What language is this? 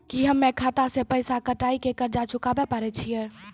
Maithili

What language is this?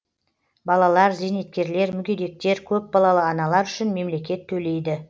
Kazakh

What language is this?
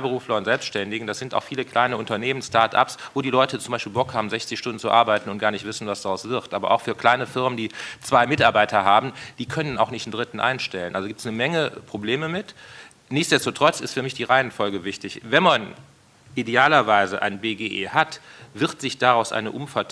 German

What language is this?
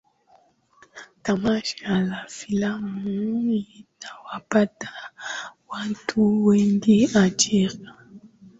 Swahili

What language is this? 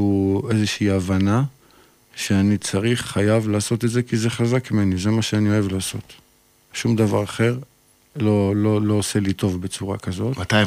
Hebrew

